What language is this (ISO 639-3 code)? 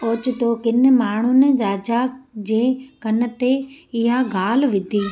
snd